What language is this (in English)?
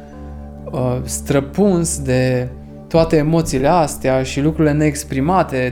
Romanian